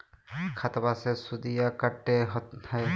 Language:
Magahi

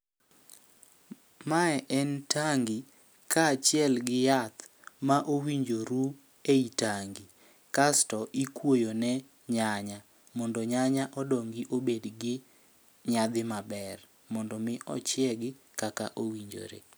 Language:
Luo (Kenya and Tanzania)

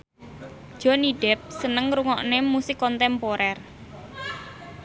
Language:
Javanese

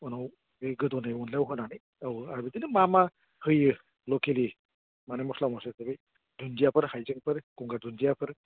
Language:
Bodo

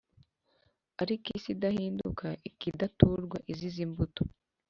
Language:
Kinyarwanda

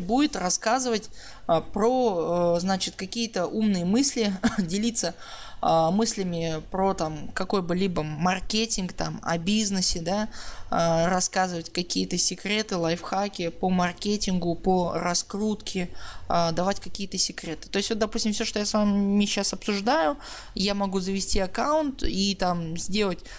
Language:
Russian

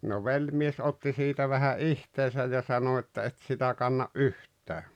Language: Finnish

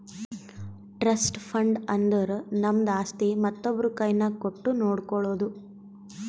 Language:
Kannada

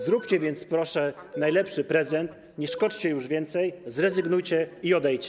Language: Polish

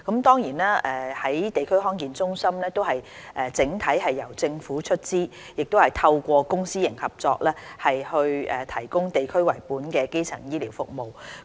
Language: Cantonese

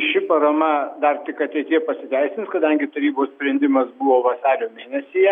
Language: Lithuanian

